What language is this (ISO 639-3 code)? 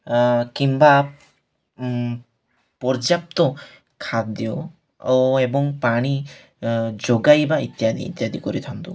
ori